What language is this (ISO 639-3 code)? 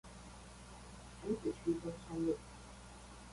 zho